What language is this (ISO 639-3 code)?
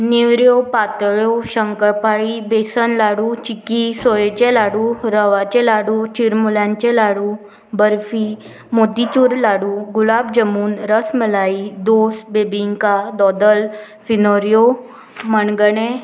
kok